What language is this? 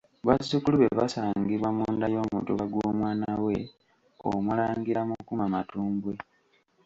Ganda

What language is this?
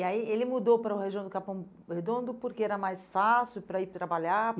Portuguese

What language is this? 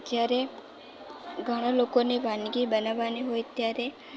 Gujarati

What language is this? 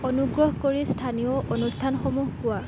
Assamese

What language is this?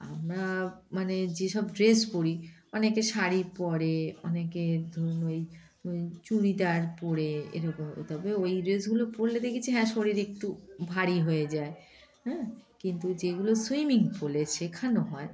Bangla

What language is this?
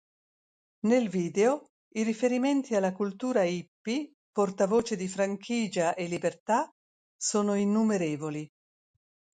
Italian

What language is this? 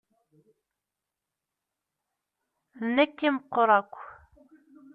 Kabyle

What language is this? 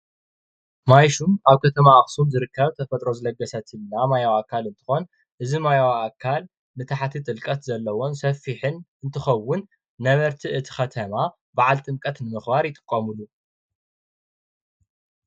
Tigrinya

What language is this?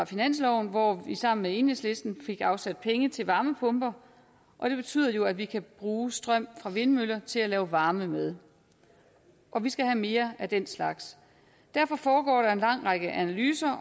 Danish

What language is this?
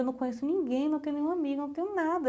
Portuguese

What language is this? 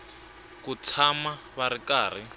Tsonga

